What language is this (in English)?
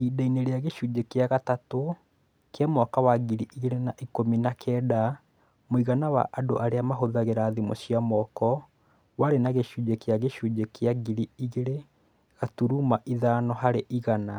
Kikuyu